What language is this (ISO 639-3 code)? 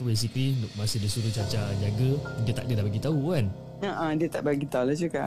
msa